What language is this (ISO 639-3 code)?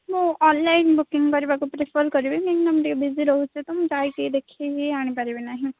ori